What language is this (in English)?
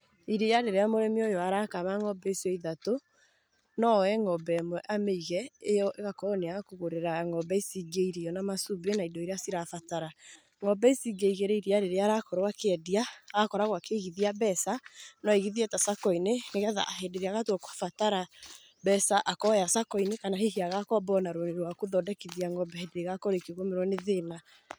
Kikuyu